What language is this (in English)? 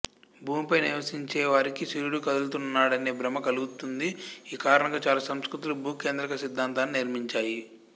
Telugu